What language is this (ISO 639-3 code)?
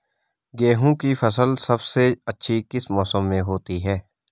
hin